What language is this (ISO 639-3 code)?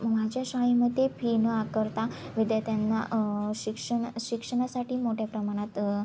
mar